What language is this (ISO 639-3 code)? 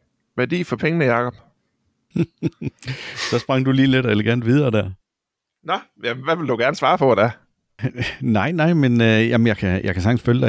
dan